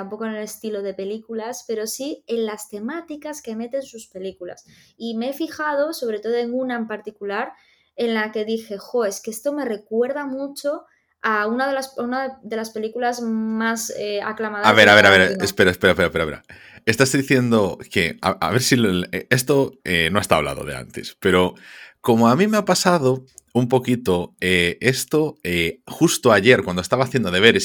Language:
Spanish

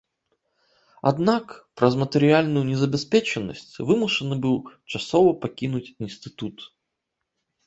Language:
Belarusian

